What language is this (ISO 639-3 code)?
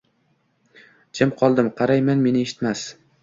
uzb